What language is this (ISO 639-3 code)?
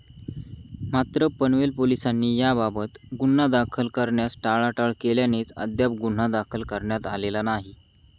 mar